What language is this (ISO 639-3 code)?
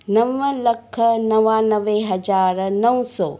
snd